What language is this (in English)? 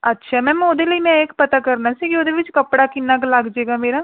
Punjabi